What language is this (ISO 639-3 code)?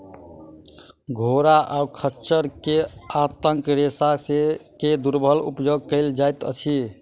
mai